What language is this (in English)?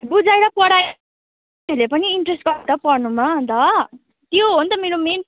Nepali